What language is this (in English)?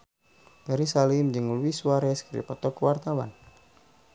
Sundanese